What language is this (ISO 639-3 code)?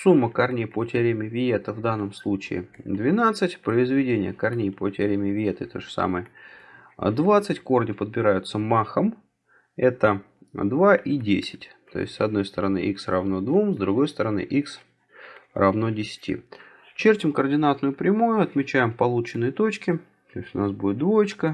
rus